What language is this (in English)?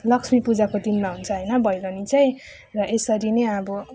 Nepali